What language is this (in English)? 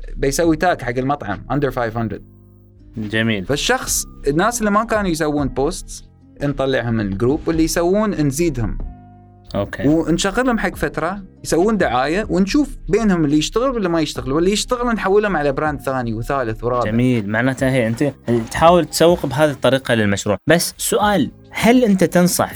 Arabic